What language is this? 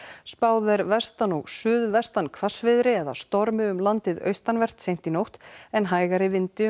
Icelandic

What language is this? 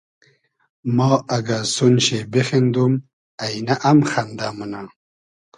Hazaragi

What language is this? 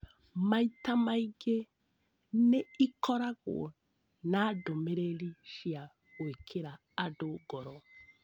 Kikuyu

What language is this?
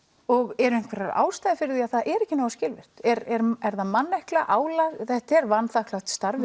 Icelandic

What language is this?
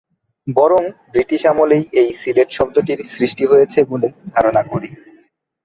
Bangla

